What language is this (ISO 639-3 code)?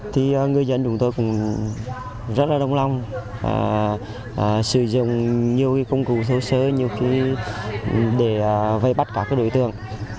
vie